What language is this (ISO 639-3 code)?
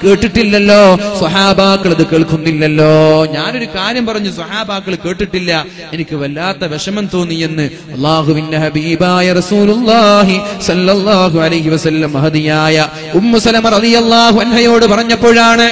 mal